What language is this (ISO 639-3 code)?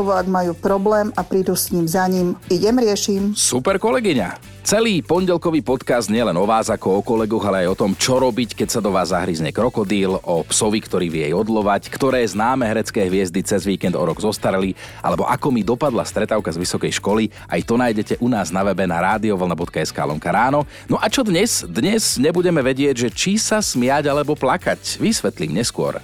slk